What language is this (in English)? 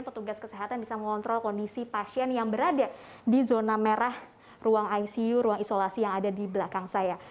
Indonesian